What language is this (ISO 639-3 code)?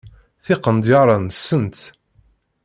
kab